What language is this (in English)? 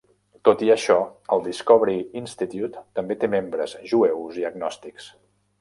Catalan